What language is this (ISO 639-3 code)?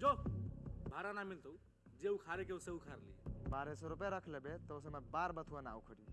nep